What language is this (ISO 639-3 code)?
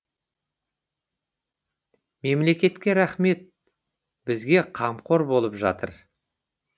kaz